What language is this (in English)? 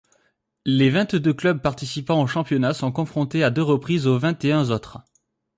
French